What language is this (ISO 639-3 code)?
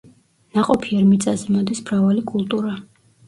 kat